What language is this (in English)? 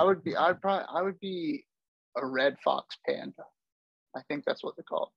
English